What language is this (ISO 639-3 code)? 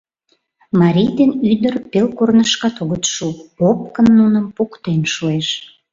chm